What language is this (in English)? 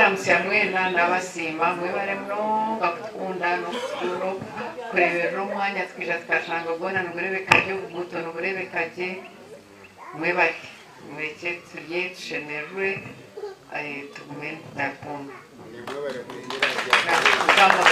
Romanian